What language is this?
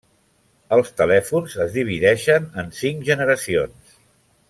Catalan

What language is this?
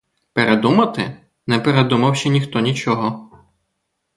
Ukrainian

